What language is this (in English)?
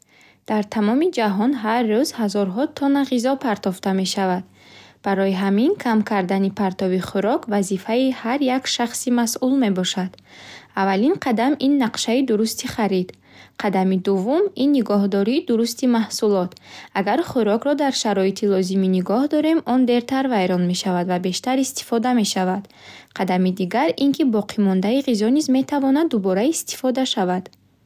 Bukharic